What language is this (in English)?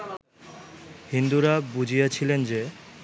Bangla